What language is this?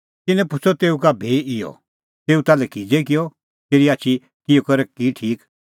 Kullu Pahari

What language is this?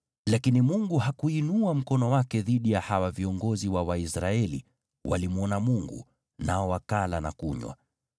Swahili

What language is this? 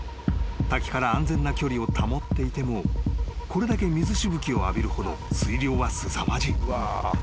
Japanese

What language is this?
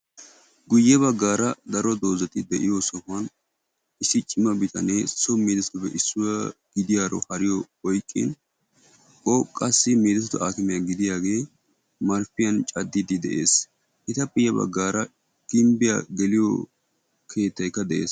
Wolaytta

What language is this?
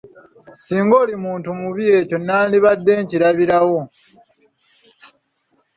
Ganda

